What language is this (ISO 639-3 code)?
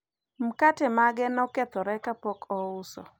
luo